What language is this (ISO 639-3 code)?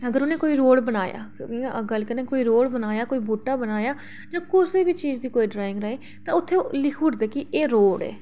doi